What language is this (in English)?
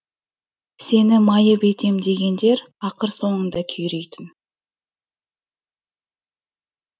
Kazakh